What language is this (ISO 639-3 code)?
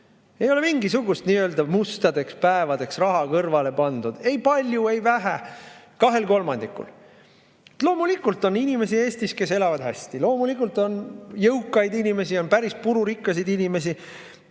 est